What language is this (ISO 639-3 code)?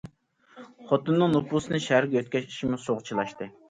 uig